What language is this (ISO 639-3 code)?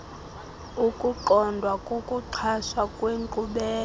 xho